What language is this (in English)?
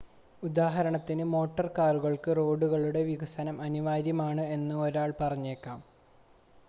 Malayalam